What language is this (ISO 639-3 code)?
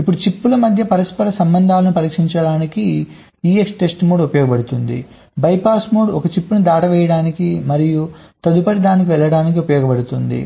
tel